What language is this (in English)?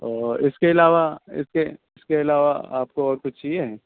Urdu